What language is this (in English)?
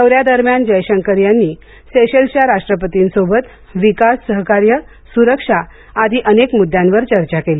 Marathi